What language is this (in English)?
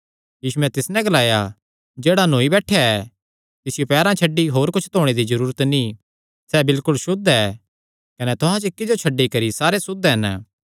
Kangri